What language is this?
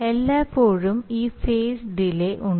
Malayalam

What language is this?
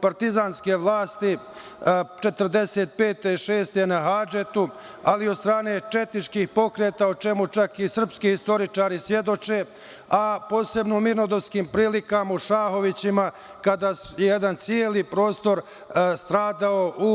Serbian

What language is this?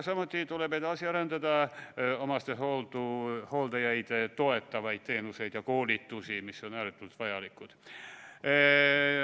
Estonian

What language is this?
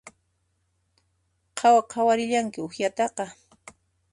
Puno Quechua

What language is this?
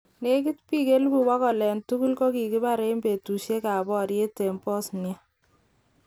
Kalenjin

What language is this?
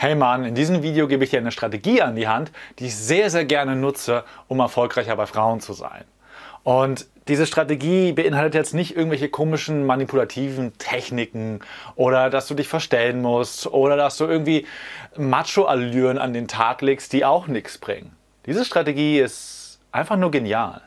German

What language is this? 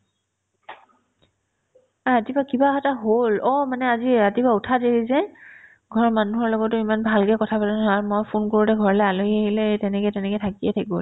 Assamese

